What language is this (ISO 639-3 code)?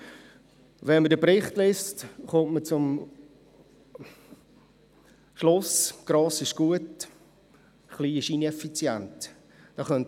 gsw